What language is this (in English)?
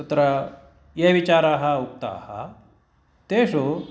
Sanskrit